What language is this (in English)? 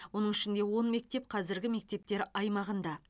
Kazakh